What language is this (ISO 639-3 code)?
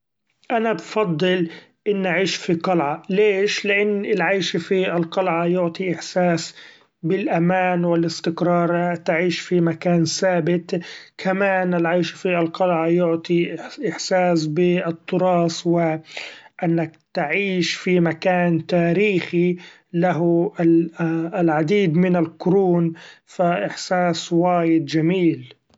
afb